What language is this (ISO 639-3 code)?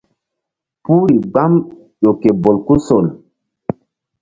mdd